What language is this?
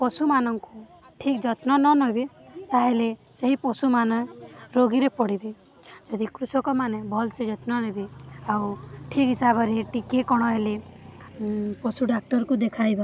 Odia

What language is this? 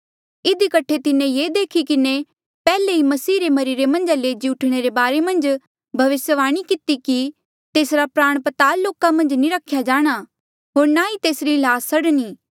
Mandeali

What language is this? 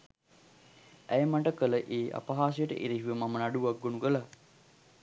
Sinhala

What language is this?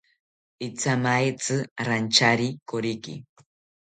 South Ucayali Ashéninka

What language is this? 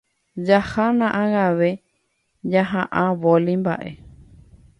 Guarani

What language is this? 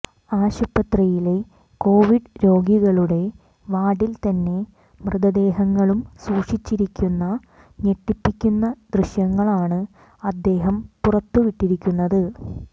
Malayalam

